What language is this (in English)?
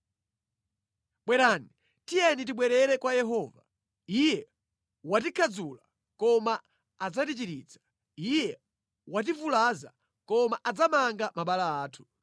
Nyanja